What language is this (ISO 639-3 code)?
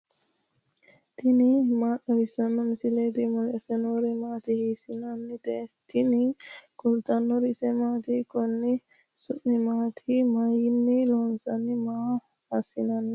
sid